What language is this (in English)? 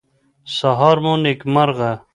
Pashto